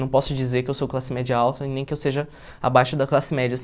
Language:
Portuguese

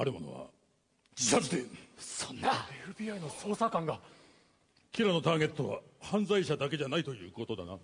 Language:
Japanese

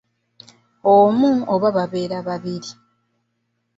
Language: Ganda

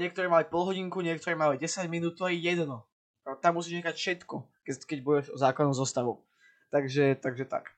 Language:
Slovak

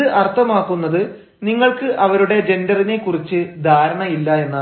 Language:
Malayalam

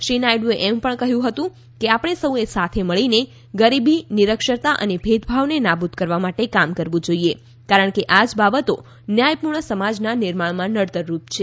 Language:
Gujarati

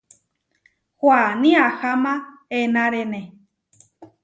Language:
Huarijio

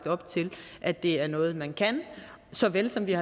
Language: Danish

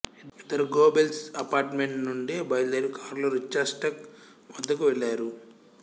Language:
Telugu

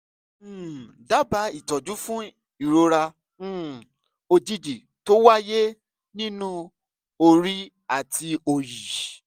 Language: Yoruba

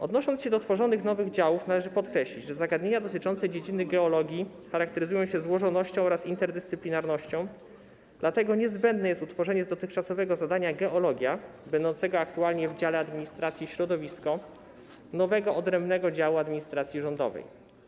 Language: Polish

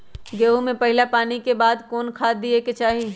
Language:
Magahi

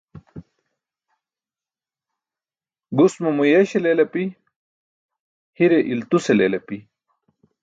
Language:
Burushaski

